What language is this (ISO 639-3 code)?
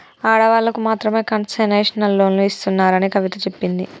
tel